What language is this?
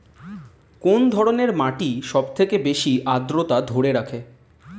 Bangla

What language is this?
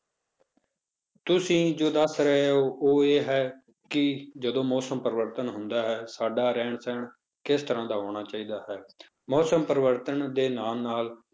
Punjabi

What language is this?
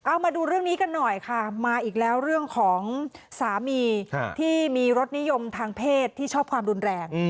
Thai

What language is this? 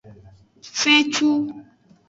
Aja (Benin)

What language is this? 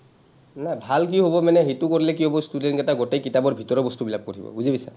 Assamese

